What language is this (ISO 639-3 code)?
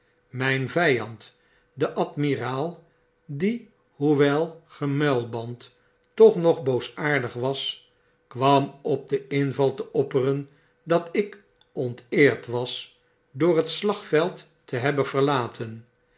nld